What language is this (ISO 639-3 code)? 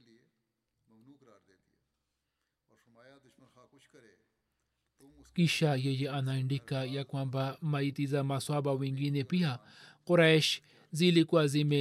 swa